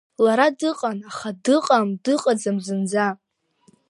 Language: Abkhazian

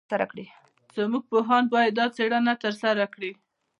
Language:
Pashto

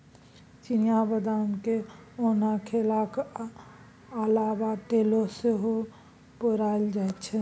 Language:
Maithili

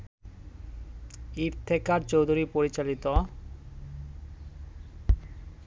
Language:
Bangla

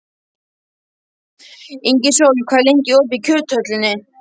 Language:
Icelandic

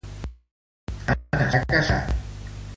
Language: Catalan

